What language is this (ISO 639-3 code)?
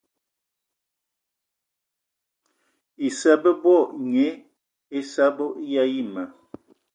eto